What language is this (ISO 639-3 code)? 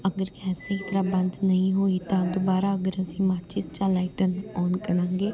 pan